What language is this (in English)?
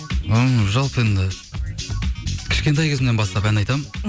Kazakh